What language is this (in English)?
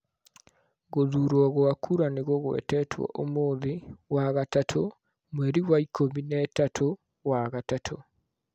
Kikuyu